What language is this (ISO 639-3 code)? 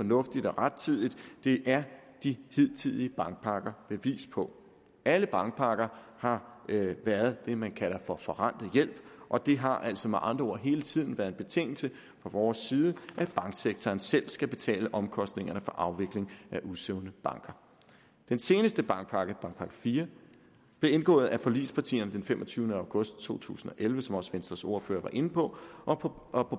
dan